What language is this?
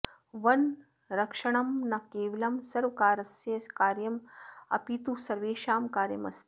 Sanskrit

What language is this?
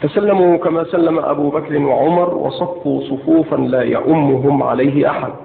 Arabic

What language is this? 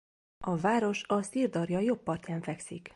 Hungarian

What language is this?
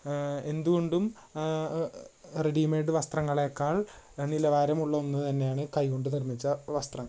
Malayalam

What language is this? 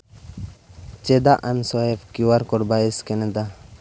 Santali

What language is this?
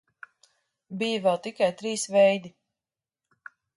Latvian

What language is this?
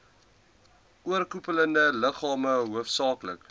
Afrikaans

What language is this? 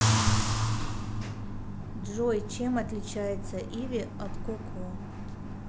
Russian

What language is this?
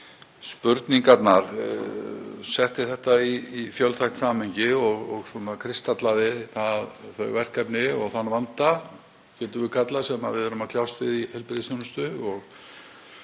Icelandic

